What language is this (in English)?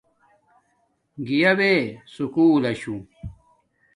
Domaaki